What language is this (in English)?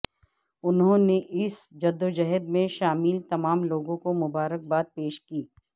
Urdu